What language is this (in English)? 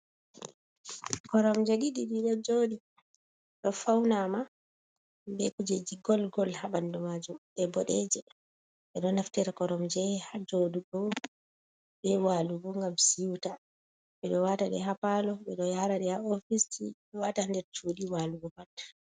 Fula